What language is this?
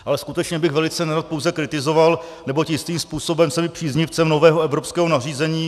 Czech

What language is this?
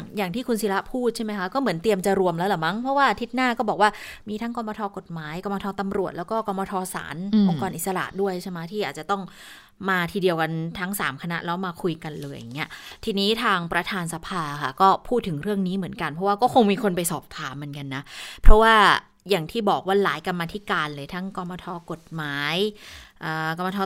Thai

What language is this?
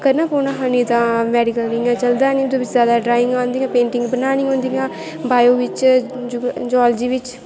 Dogri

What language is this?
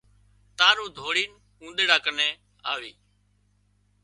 Wadiyara Koli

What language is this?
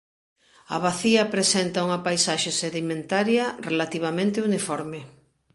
Galician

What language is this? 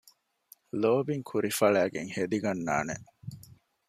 Divehi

